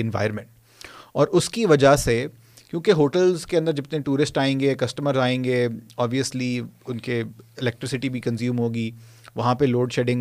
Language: Urdu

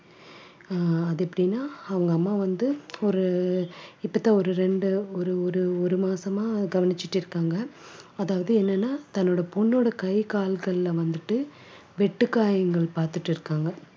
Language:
Tamil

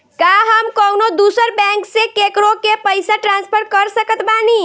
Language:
Bhojpuri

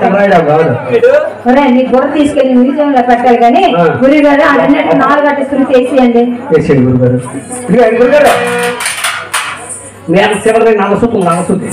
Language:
Telugu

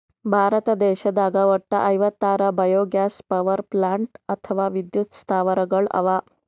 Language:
Kannada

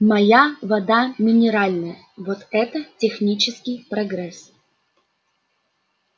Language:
Russian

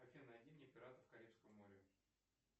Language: Russian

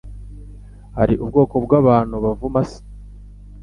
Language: Kinyarwanda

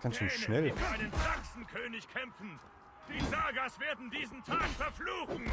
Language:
German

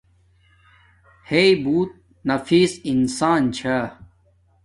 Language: Domaaki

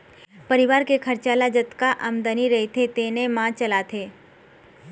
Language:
Chhattisgarhi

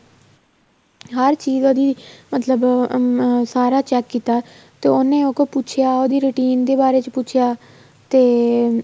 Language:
Punjabi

